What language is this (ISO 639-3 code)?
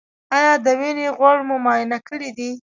pus